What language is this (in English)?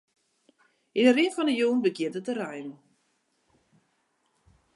Western Frisian